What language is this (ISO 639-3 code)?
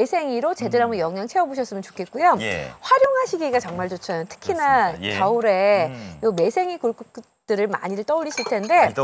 kor